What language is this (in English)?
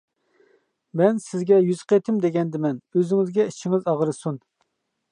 Uyghur